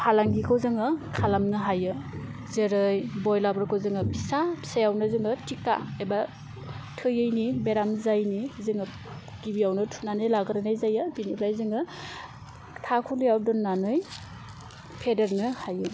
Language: Bodo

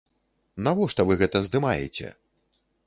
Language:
Belarusian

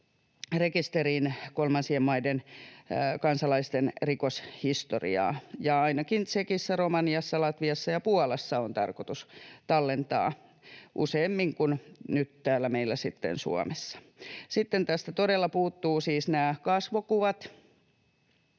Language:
Finnish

